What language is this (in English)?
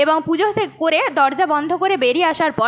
Bangla